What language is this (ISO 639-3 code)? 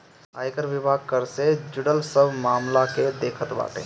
bho